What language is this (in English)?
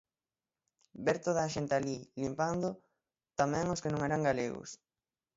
Galician